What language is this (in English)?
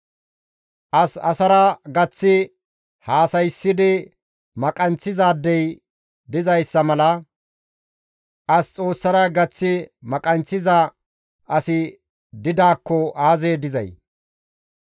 Gamo